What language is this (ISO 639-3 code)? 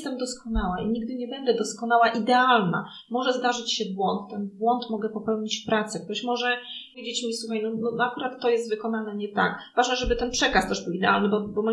pol